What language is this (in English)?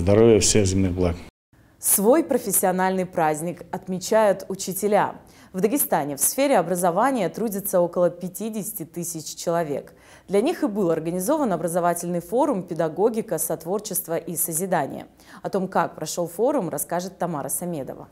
Russian